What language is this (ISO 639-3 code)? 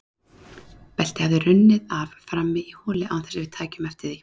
isl